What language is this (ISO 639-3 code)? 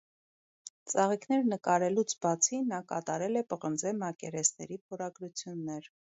hye